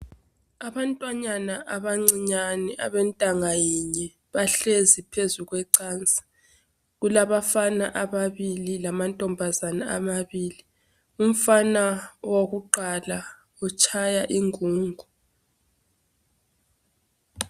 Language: North Ndebele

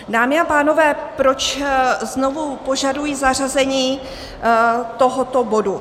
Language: Czech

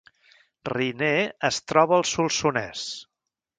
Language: Catalan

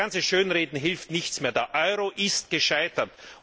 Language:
German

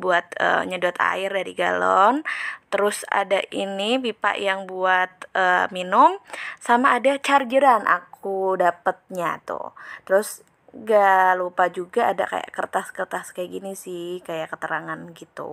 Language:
Indonesian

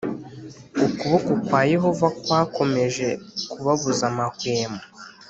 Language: Kinyarwanda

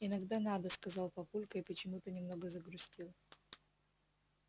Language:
Russian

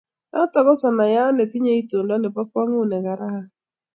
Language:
Kalenjin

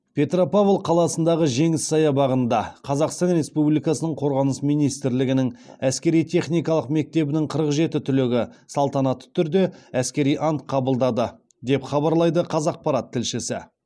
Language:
Kazakh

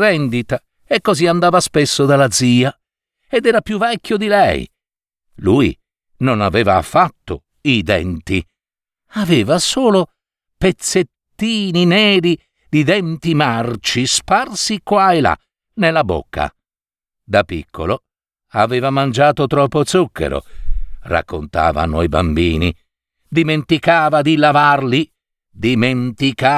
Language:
Italian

